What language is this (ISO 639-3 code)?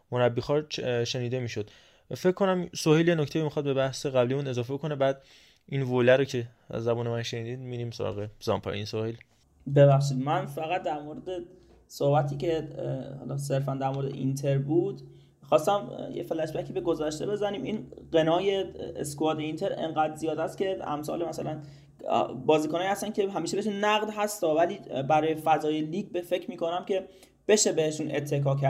fas